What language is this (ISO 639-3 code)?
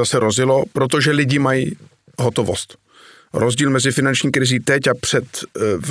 ces